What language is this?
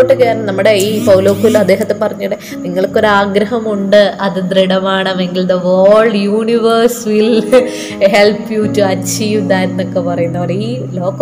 Malayalam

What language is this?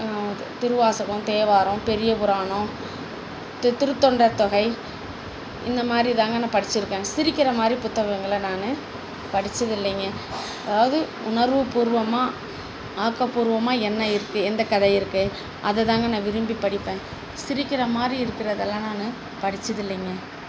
Tamil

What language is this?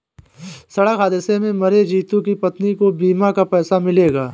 Hindi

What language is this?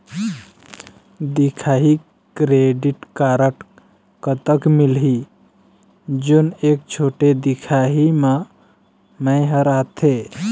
Chhattisgarhi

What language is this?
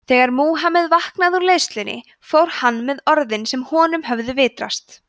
Icelandic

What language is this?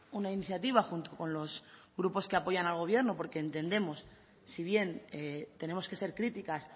Spanish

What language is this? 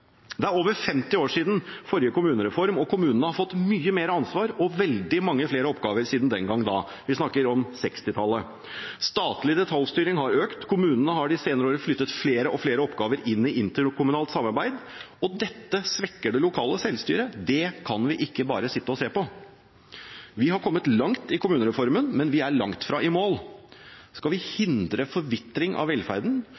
Norwegian Bokmål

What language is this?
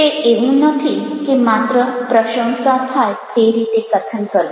Gujarati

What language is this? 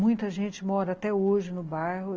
Portuguese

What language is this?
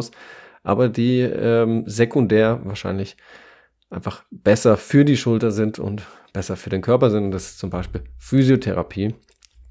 German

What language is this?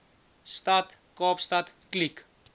Afrikaans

